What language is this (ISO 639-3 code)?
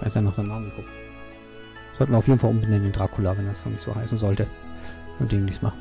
deu